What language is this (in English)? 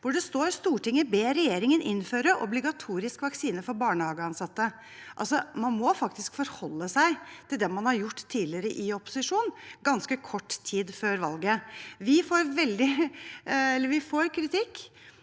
Norwegian